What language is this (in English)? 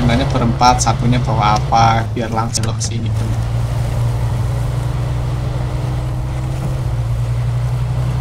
Indonesian